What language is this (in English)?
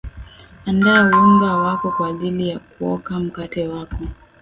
Swahili